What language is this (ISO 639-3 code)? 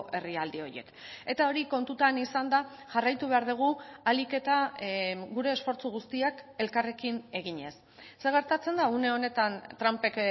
eus